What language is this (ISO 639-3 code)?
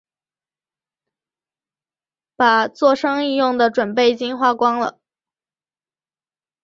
zho